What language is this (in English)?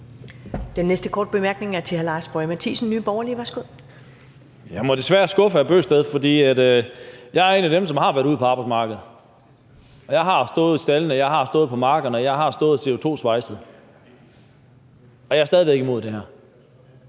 Danish